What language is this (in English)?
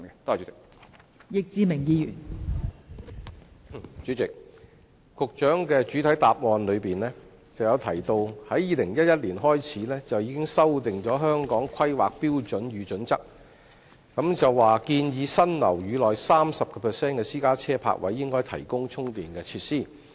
Cantonese